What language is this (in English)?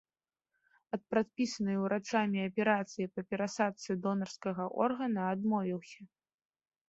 Belarusian